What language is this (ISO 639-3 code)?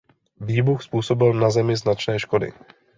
ces